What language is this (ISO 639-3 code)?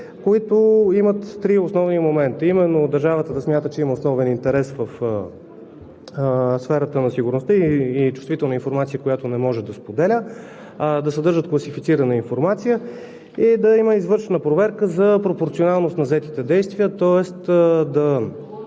bul